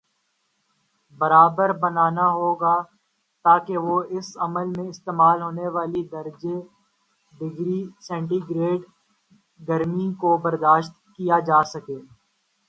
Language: Urdu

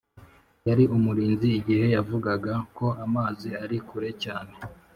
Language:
Kinyarwanda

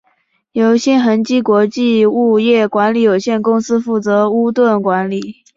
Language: Chinese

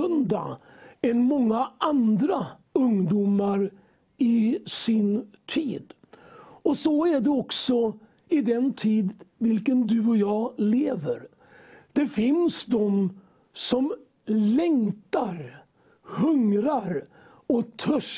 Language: Swedish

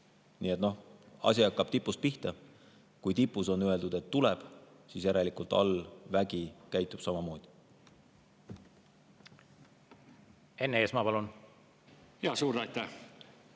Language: Estonian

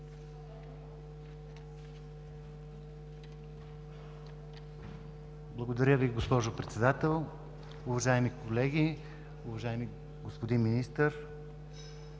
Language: Bulgarian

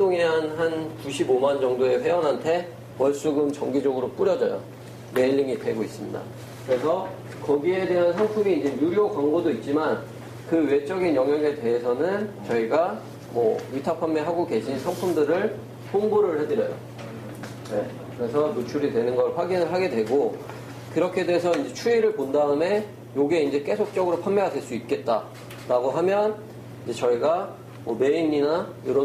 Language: Korean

